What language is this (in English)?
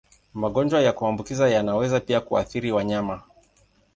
Swahili